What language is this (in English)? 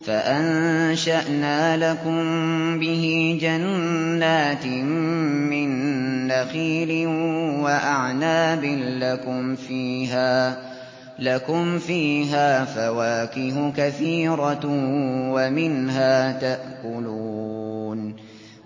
Arabic